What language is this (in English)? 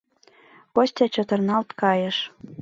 Mari